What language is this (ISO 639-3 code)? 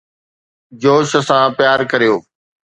snd